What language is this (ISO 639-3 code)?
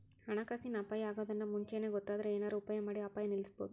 kan